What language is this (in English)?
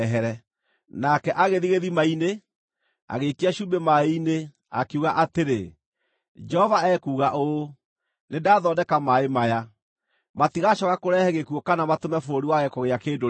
Kikuyu